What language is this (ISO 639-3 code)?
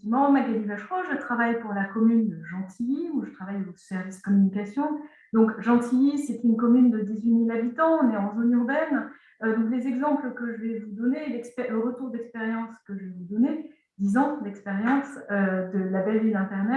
fra